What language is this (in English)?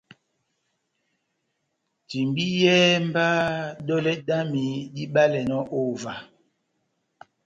Batanga